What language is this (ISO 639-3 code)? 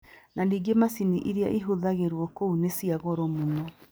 kik